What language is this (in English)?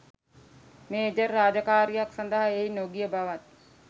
Sinhala